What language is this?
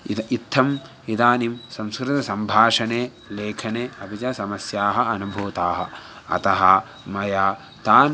Sanskrit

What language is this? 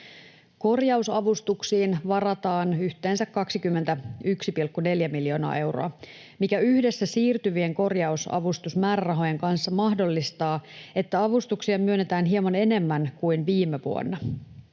Finnish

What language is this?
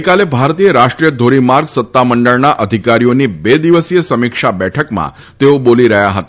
Gujarati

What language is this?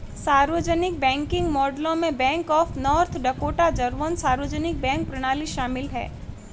Hindi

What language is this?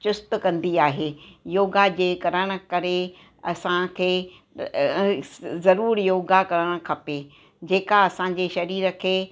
Sindhi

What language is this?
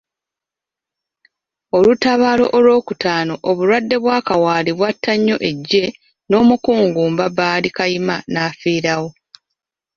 Ganda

